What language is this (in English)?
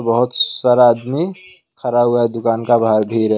Hindi